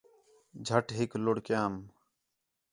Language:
Khetrani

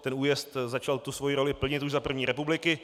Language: Czech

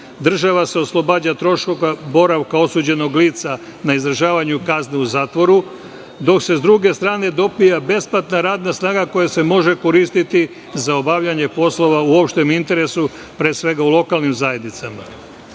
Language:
Serbian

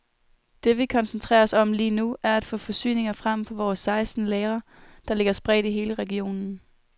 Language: Danish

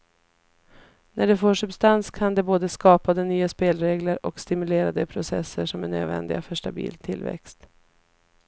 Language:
Swedish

